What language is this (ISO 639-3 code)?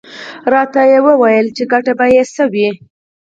pus